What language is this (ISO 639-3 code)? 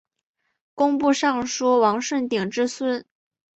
zho